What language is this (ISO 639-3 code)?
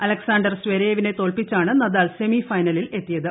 mal